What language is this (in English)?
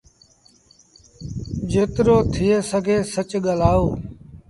Sindhi Bhil